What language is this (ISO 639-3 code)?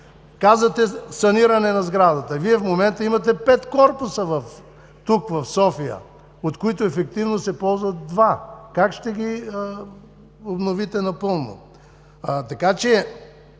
bul